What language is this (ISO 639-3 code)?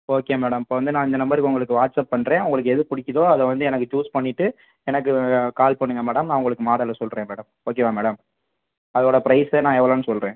tam